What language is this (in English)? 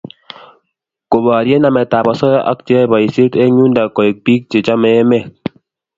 Kalenjin